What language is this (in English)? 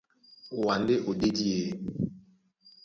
Duala